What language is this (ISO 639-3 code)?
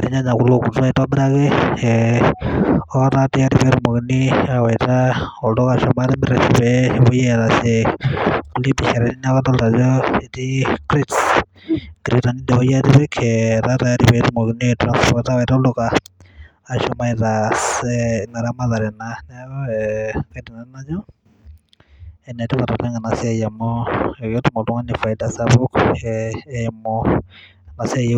mas